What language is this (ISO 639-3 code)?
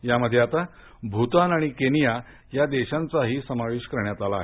mar